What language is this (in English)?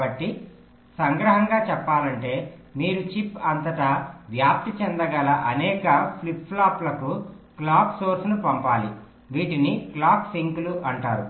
Telugu